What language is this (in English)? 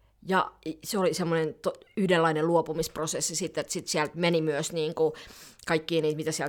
Finnish